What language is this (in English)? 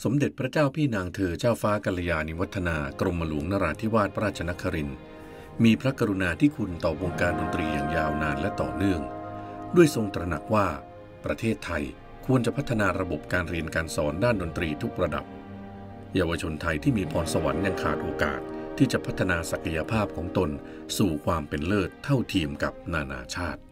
Thai